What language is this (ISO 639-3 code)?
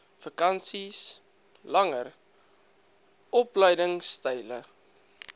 afr